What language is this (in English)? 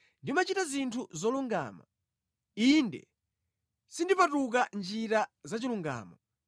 Nyanja